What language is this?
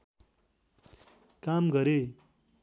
Nepali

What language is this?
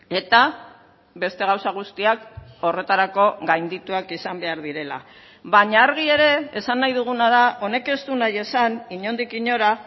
Basque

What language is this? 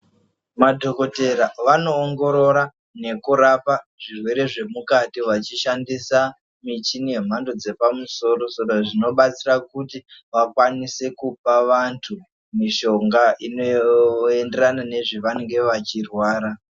Ndau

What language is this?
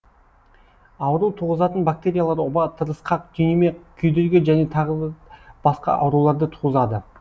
Kazakh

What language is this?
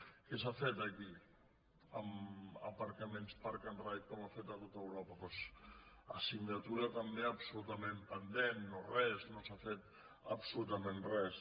Catalan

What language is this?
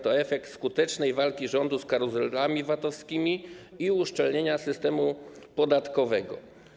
Polish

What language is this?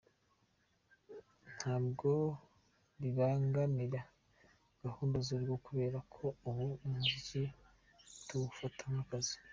Kinyarwanda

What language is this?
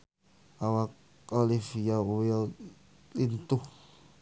Sundanese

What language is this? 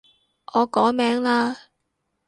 Cantonese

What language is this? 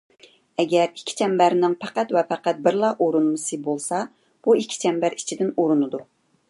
Uyghur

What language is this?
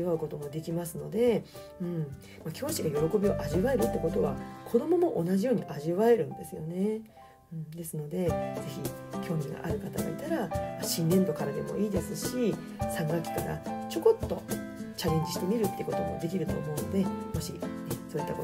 Japanese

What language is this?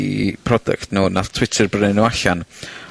Welsh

